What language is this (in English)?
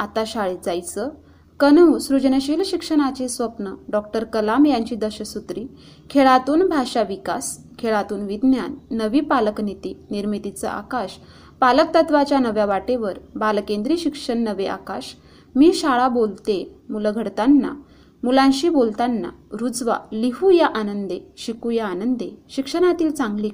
Marathi